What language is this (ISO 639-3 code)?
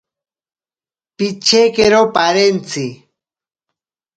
prq